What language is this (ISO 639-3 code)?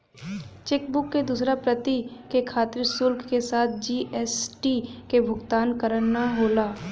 bho